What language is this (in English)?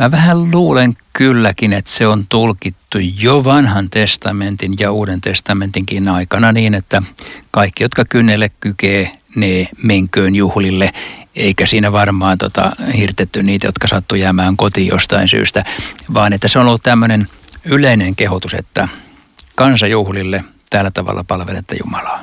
Finnish